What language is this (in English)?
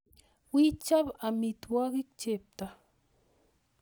Kalenjin